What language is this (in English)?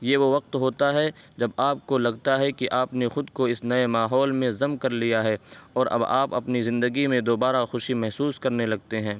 Urdu